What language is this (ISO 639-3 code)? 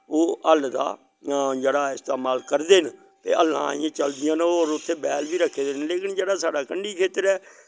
doi